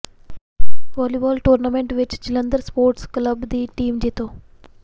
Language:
Punjabi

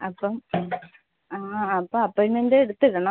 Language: Malayalam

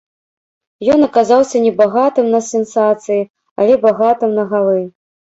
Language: Belarusian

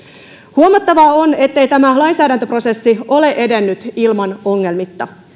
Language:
Finnish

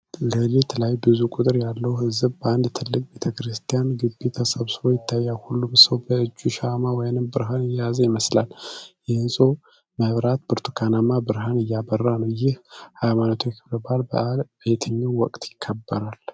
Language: Amharic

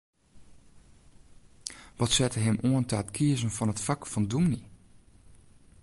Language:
Western Frisian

